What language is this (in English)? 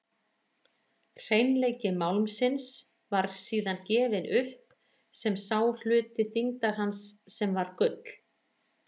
Icelandic